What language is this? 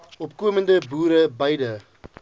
Afrikaans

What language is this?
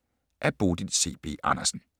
Danish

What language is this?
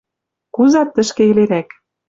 Western Mari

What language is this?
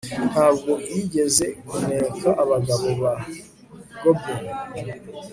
Kinyarwanda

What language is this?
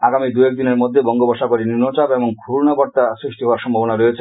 Bangla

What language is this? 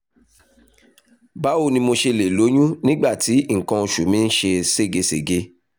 Yoruba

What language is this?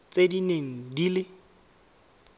Tswana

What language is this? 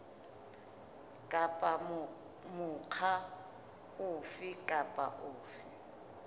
Southern Sotho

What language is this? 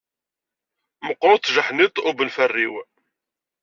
Kabyle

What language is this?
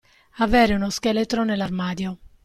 Italian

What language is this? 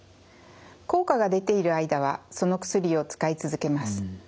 Japanese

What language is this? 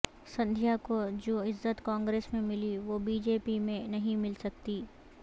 Urdu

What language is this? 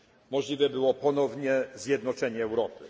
Polish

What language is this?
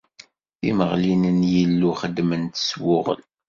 Kabyle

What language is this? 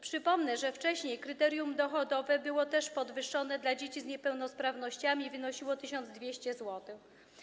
Polish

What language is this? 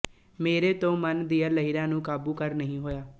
Punjabi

